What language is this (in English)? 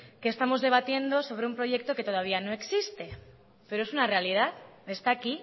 Spanish